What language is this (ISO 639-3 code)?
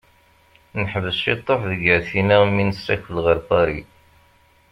kab